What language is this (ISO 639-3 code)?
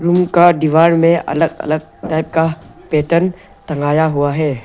hin